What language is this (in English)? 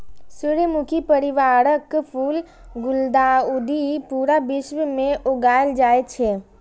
Maithili